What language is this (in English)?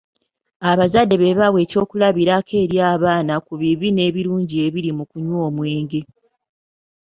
Ganda